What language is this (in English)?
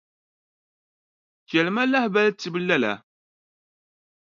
Dagbani